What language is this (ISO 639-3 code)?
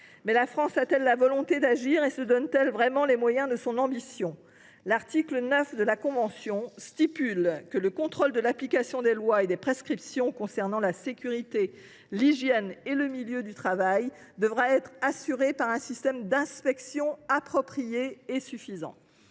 fra